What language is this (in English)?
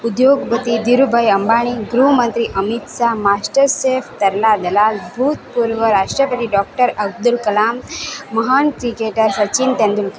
Gujarati